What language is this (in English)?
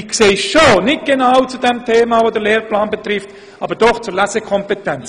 Swiss German